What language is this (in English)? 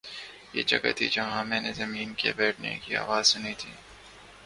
Urdu